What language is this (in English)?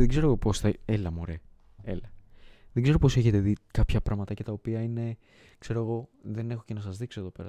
Greek